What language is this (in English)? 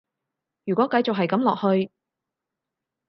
Cantonese